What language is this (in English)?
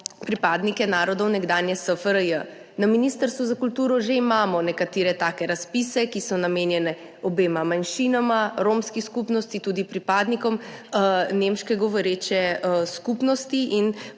Slovenian